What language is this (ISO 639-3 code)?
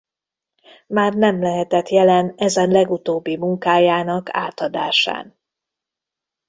hun